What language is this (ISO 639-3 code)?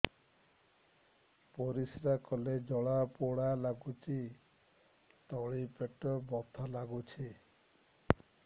ori